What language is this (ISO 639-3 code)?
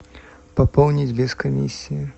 rus